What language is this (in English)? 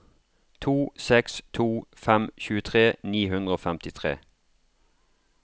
Norwegian